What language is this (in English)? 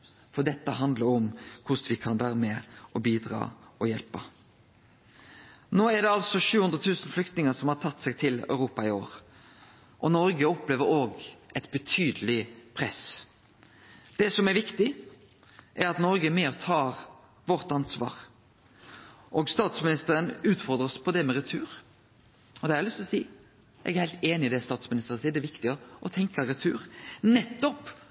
Norwegian Nynorsk